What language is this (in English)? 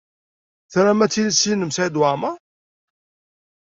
Kabyle